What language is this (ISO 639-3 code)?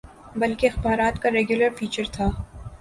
urd